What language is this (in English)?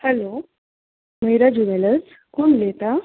Konkani